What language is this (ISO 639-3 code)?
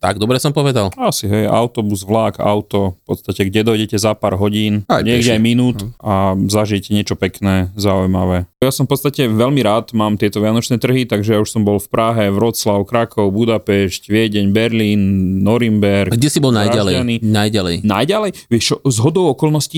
slk